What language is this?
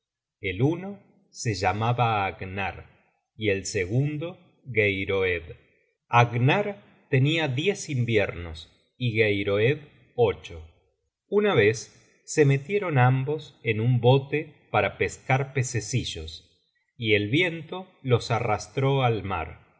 Spanish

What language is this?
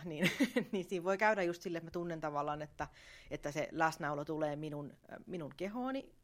Finnish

